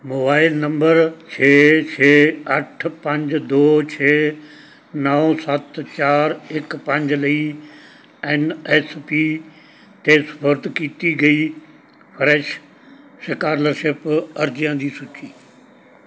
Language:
Punjabi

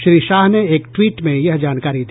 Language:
Hindi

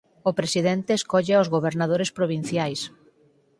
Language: Galician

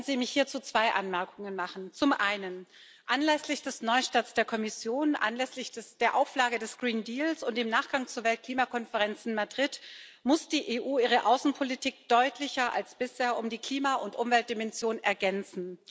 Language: German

